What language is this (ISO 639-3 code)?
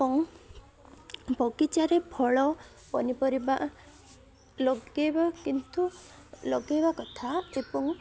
ori